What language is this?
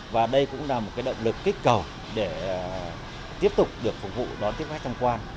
Vietnamese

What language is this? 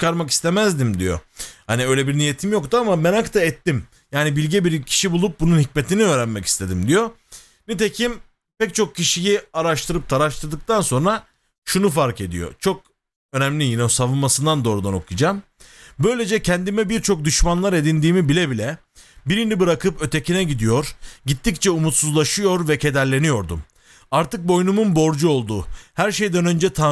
Turkish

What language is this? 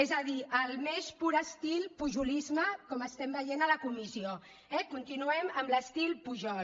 Catalan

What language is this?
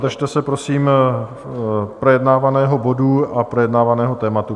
Czech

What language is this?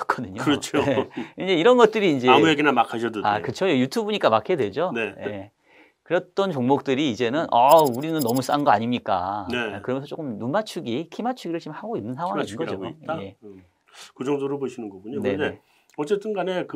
Korean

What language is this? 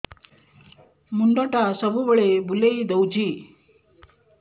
Odia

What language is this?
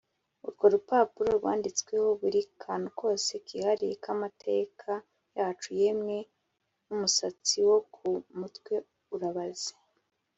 Kinyarwanda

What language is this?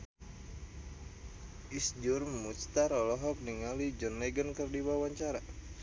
Sundanese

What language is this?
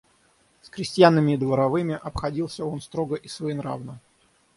Russian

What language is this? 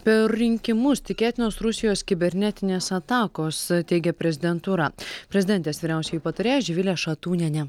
Lithuanian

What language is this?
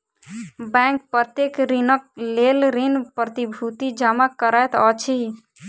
Maithili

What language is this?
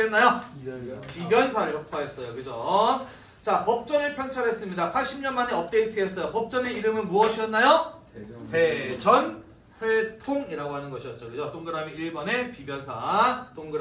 Korean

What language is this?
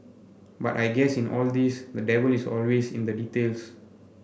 English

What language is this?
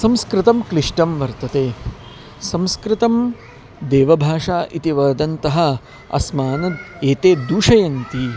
Sanskrit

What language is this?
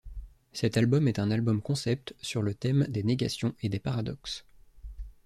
French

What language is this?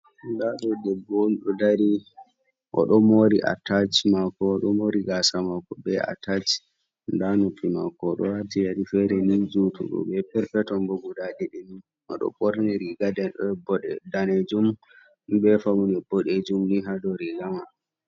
Fula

